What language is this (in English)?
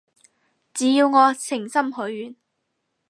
Cantonese